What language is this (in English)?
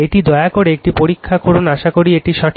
Bangla